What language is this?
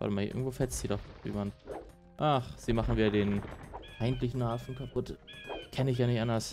German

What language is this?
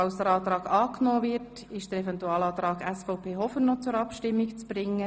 Swiss German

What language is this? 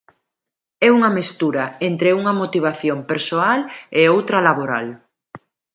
Galician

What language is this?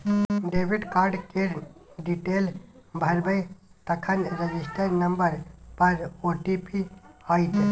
Maithili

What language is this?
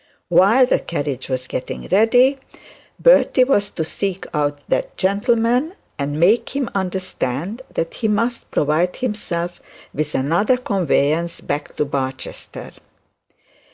English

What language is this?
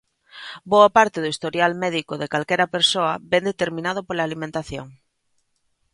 Galician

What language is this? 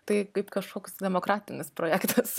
Lithuanian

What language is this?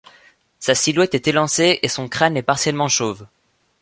French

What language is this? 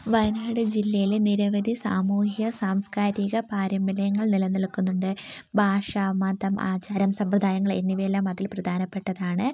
Malayalam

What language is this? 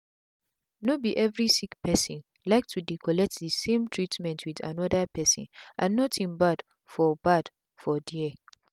Nigerian Pidgin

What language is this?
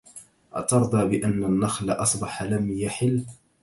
Arabic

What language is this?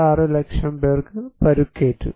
Malayalam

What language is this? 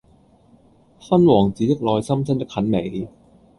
Cantonese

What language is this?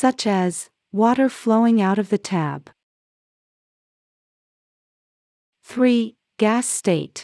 English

